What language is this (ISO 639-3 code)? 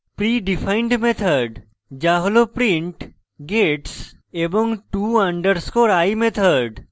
ben